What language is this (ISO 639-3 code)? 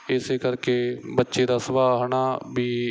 pan